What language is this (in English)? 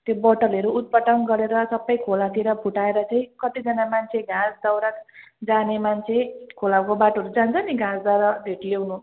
Nepali